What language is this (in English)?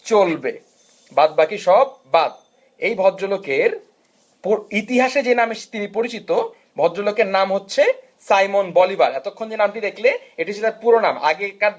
Bangla